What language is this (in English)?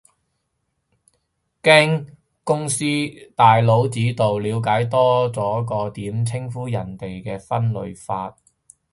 Cantonese